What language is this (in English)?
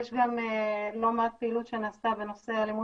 Hebrew